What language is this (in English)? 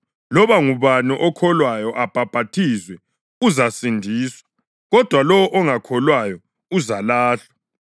North Ndebele